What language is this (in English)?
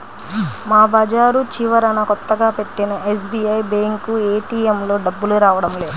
Telugu